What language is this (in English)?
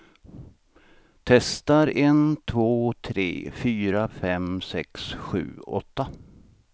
Swedish